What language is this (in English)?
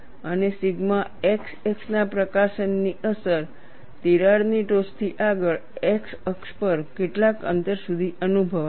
Gujarati